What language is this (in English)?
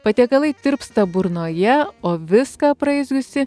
Lithuanian